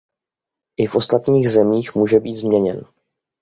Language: Czech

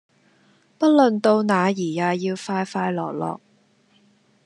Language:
Cantonese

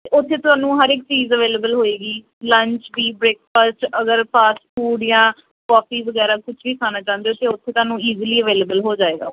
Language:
Punjabi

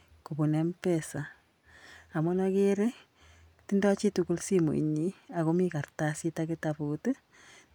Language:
Kalenjin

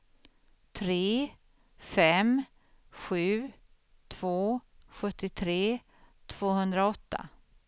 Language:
Swedish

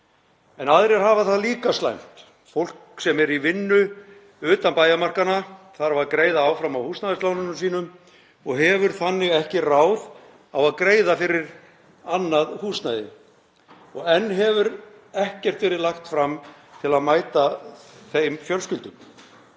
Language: Icelandic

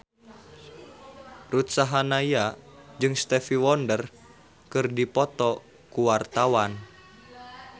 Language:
Sundanese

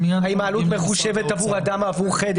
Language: Hebrew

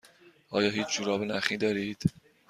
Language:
Persian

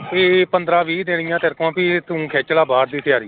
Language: Punjabi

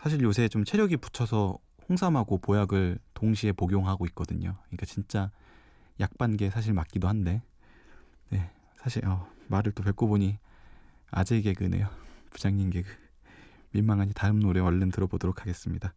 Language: Korean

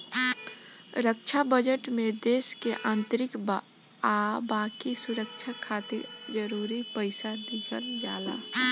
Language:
Bhojpuri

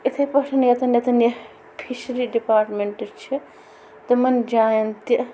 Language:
Kashmiri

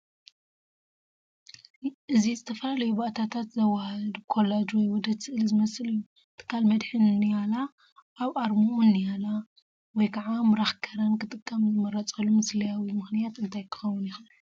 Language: Tigrinya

